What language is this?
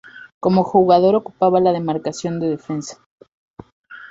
Spanish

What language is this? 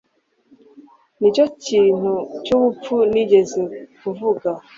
Kinyarwanda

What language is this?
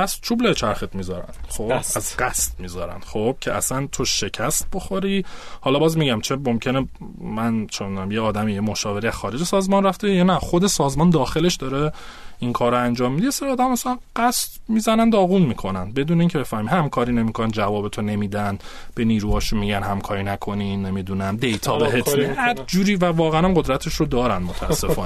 Persian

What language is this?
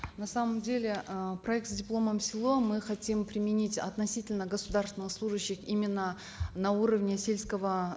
Kazakh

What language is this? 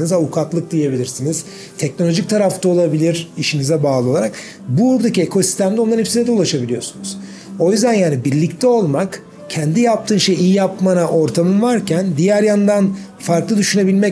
Turkish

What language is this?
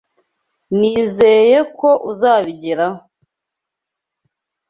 Kinyarwanda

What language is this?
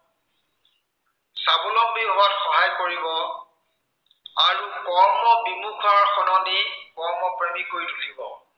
Assamese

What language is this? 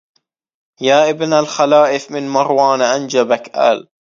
Arabic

